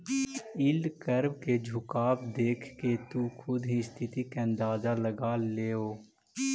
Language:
Magahi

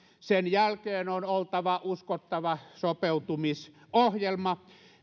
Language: Finnish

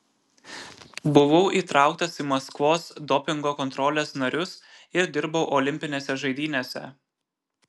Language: Lithuanian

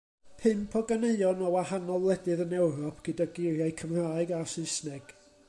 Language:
Welsh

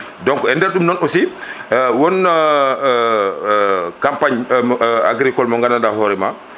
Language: Fula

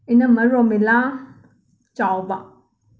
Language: Manipuri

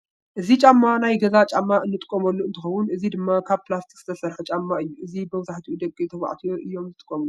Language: Tigrinya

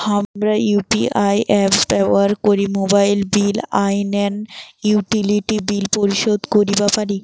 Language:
Bangla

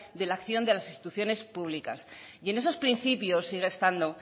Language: Spanish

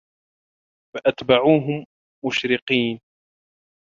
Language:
Arabic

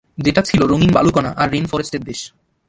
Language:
Bangla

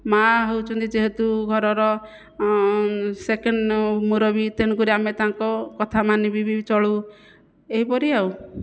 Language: Odia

